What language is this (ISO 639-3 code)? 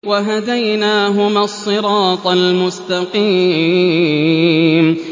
ara